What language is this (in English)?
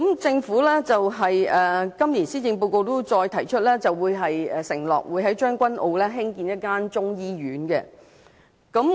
Cantonese